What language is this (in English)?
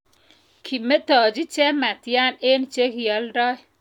Kalenjin